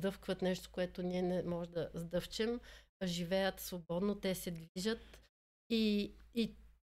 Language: Bulgarian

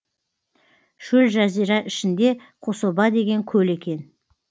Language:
Kazakh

